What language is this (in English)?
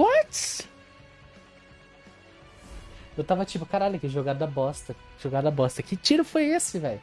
Portuguese